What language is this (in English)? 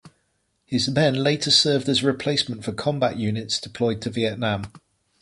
English